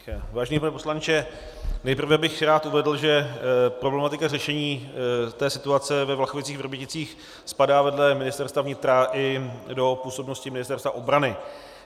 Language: Czech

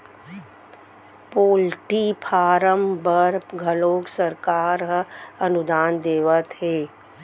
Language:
Chhattisgarhi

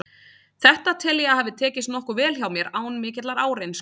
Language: Icelandic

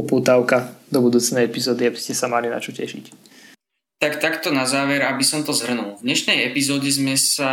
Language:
Slovak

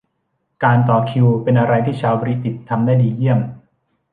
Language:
Thai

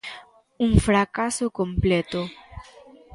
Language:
Galician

